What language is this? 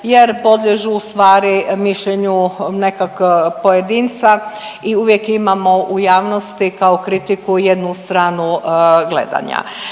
Croatian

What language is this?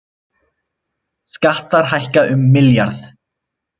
Icelandic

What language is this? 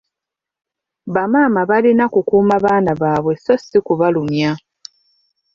Ganda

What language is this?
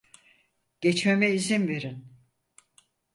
Turkish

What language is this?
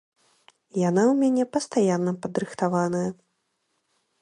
Belarusian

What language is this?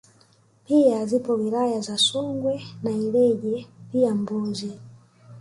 Swahili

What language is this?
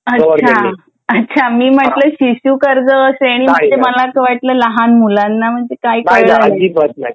Marathi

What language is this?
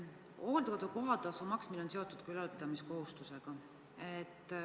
Estonian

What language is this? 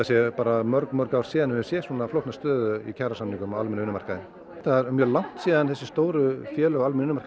Icelandic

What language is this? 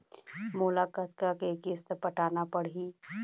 Chhattisgarhi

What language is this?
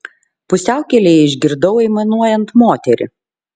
Lithuanian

